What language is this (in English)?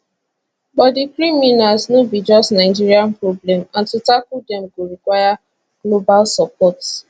Nigerian Pidgin